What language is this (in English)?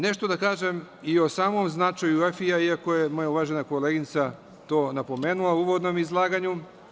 Serbian